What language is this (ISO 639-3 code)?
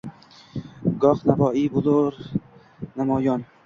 uzb